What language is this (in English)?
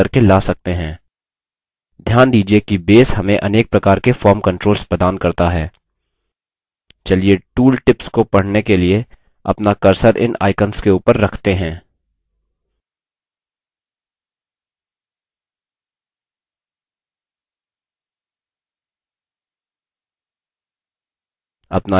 Hindi